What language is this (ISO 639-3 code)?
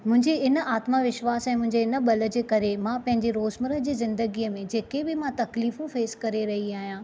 snd